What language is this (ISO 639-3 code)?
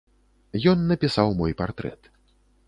bel